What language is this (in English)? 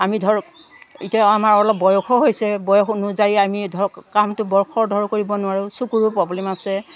Assamese